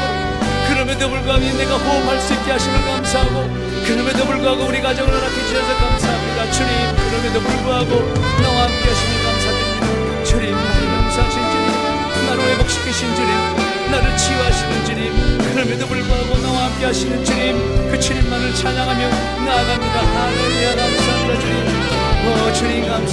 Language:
Korean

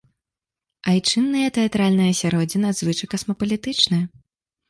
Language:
Belarusian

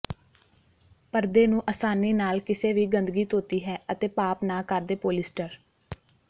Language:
Punjabi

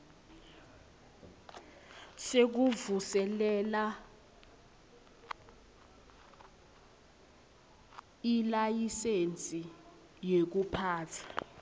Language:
Swati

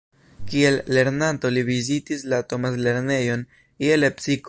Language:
Esperanto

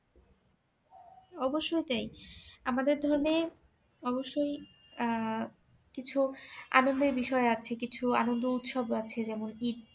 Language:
Bangla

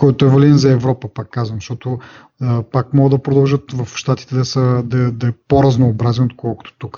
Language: Bulgarian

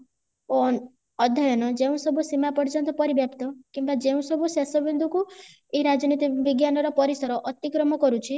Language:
Odia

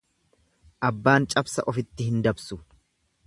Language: Oromo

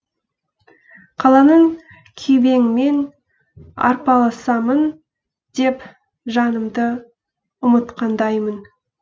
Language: Kazakh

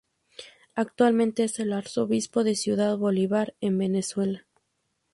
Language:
Spanish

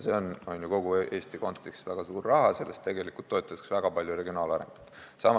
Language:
Estonian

